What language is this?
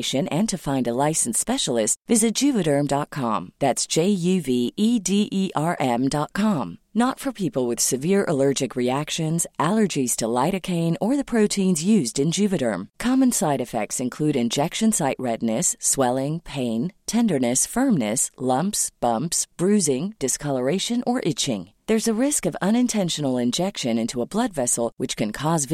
Filipino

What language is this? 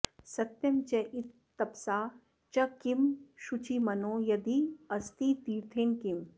Sanskrit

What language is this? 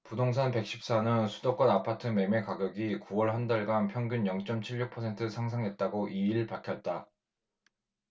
Korean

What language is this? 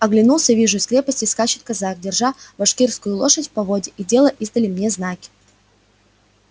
Russian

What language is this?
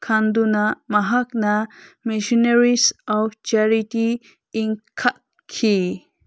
Manipuri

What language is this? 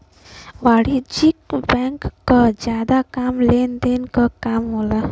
Bhojpuri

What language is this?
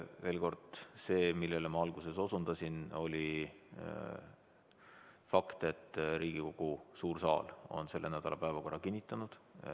Estonian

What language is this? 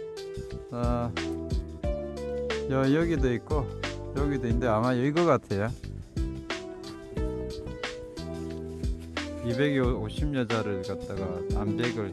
Korean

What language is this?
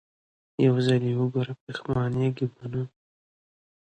Pashto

